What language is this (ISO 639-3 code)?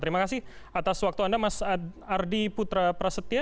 ind